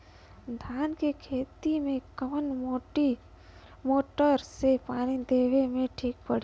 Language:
Bhojpuri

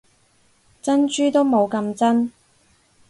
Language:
Cantonese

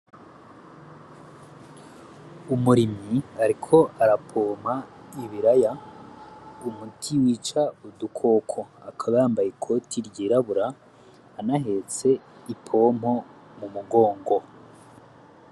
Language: Rundi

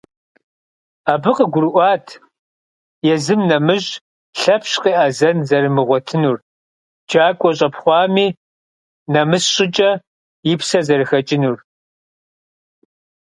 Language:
Kabardian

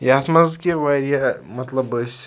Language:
Kashmiri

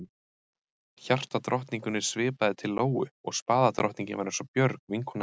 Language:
Icelandic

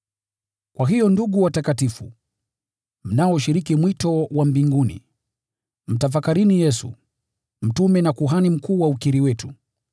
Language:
Swahili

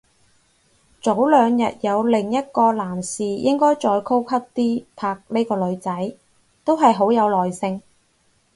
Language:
Cantonese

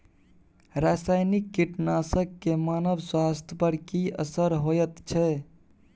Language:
Maithili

